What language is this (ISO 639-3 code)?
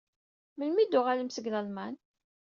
kab